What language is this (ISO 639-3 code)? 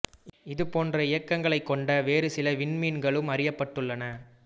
tam